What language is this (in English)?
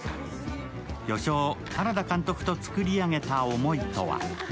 Japanese